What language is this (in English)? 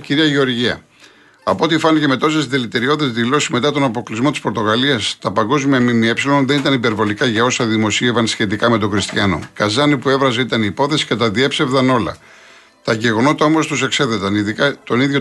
Greek